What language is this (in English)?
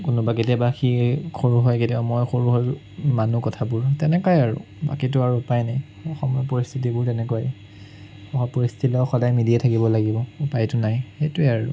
Assamese